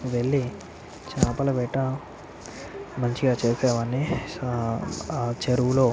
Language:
Telugu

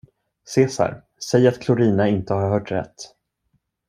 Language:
Swedish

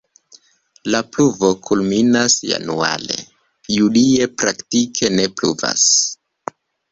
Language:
Esperanto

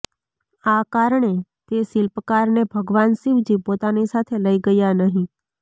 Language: Gujarati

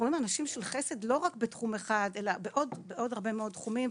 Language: Hebrew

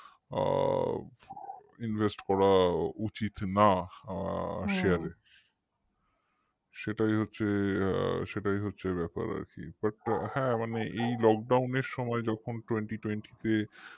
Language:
Bangla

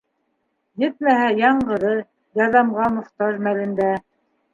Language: Bashkir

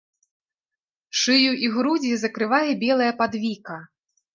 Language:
Belarusian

